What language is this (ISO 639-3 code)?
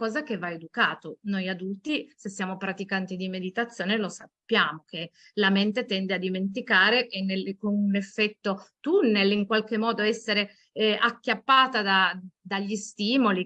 ita